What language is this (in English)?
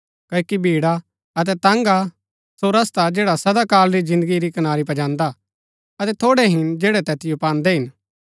Gaddi